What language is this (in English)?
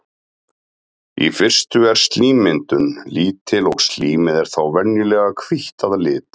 Icelandic